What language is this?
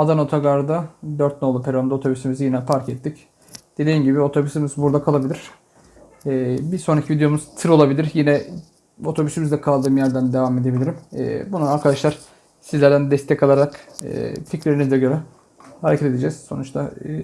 Turkish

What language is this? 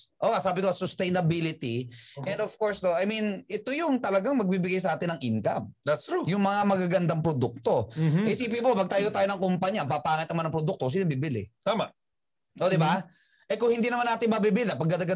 Filipino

